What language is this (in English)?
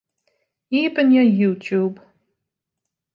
Western Frisian